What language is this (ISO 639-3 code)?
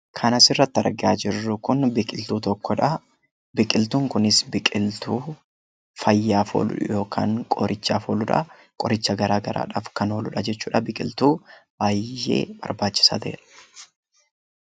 orm